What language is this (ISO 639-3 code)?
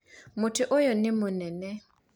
kik